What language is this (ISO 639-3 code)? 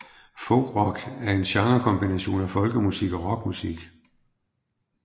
dan